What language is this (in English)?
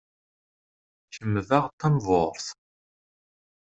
Kabyle